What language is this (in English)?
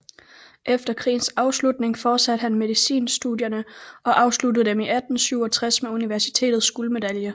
Danish